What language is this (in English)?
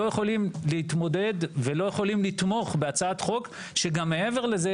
Hebrew